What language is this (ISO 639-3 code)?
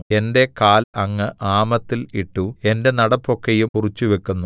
mal